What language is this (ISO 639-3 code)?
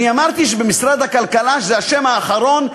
heb